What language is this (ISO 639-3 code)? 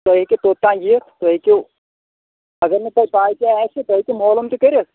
kas